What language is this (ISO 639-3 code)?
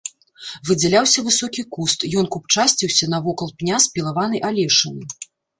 bel